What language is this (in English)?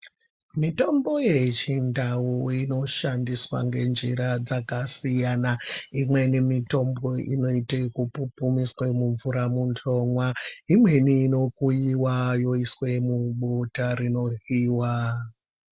Ndau